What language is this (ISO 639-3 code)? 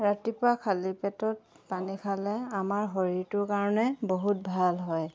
asm